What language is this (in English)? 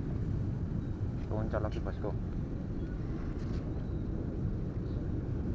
Indonesian